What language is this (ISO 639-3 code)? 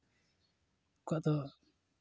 sat